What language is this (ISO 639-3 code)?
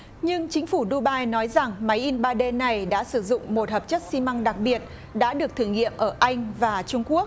vie